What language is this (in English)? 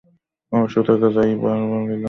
Bangla